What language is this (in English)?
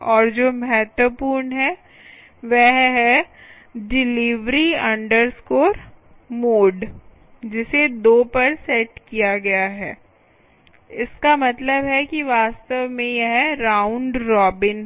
Hindi